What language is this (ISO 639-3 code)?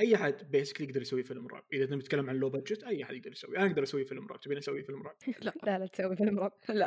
ara